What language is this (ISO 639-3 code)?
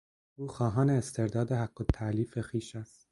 fas